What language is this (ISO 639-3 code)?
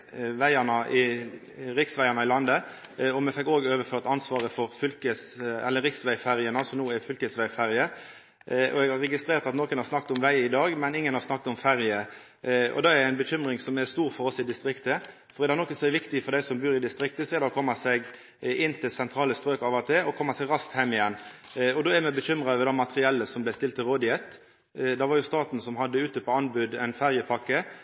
nno